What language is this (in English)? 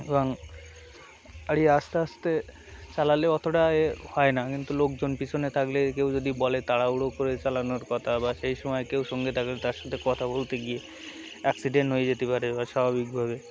Bangla